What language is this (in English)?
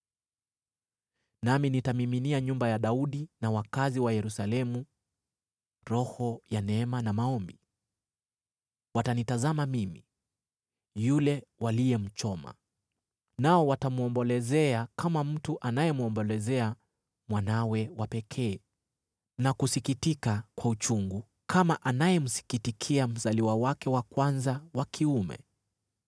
Swahili